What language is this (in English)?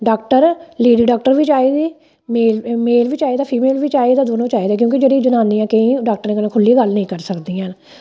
Dogri